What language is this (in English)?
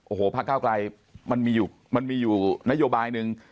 Thai